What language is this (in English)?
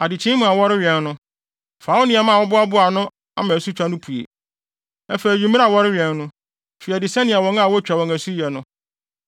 Akan